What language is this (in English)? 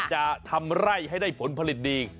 Thai